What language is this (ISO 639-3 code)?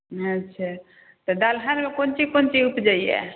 mai